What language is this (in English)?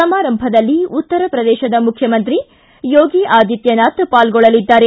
Kannada